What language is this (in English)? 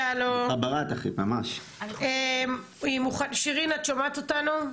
Hebrew